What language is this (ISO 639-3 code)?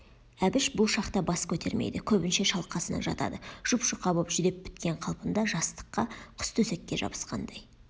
kaz